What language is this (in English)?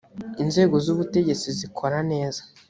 Kinyarwanda